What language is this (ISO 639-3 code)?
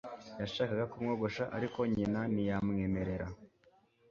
kin